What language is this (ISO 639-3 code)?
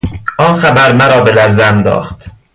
fas